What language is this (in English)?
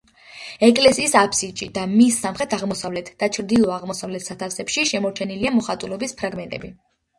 Georgian